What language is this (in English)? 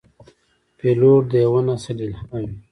Pashto